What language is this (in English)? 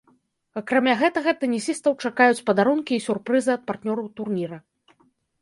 Belarusian